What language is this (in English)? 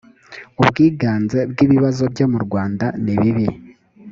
Kinyarwanda